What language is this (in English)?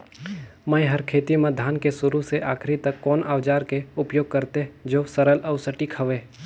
Chhattisgarhi